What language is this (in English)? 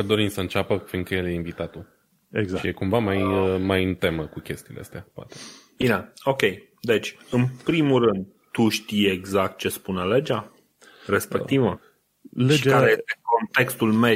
Romanian